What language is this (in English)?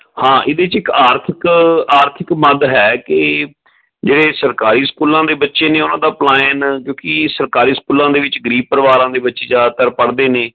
Punjabi